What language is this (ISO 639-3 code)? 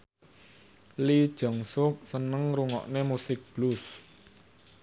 jav